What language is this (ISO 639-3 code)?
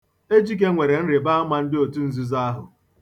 ibo